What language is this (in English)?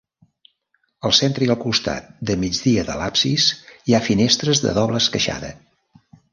Catalan